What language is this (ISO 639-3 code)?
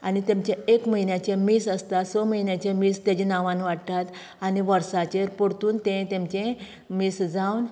kok